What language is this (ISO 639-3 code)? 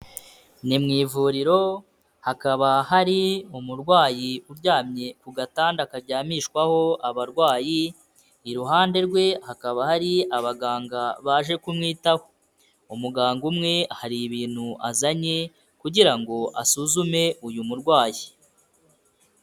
kin